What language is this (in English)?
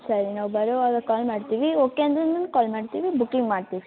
Kannada